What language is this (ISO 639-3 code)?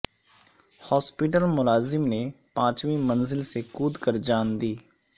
urd